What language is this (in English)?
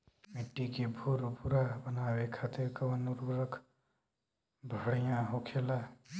Bhojpuri